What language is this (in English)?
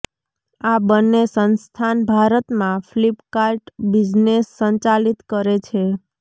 Gujarati